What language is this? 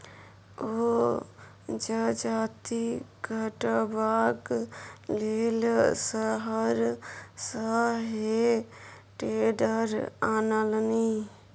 Maithili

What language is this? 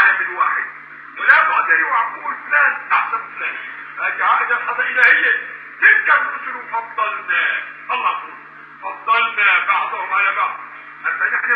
Arabic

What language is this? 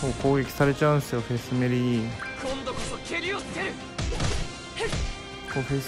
Japanese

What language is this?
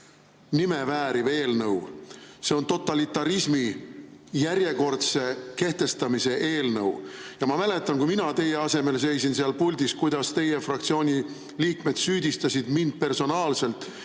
Estonian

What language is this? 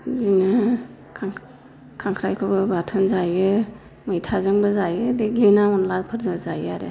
Bodo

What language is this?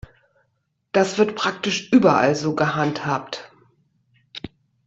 German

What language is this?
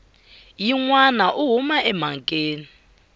Tsonga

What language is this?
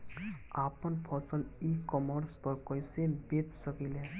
Bhojpuri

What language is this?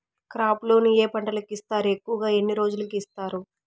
Telugu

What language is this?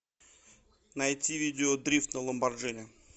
Russian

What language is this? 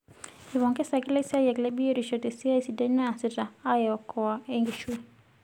Masai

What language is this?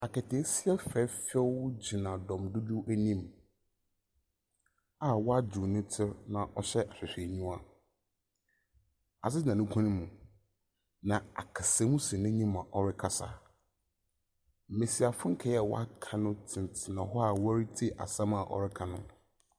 Akan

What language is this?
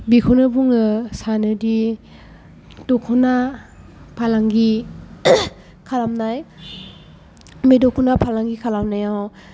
Bodo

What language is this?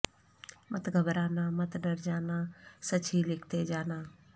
Urdu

